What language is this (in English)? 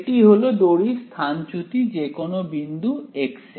Bangla